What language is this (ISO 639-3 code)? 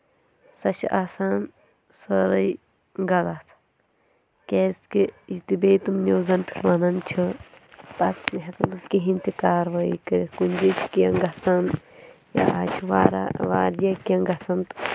kas